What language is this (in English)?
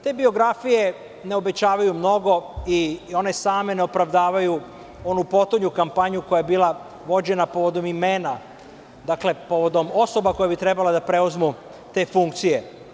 Serbian